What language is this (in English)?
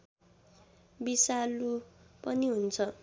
Nepali